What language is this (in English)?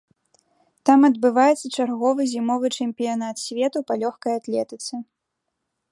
Belarusian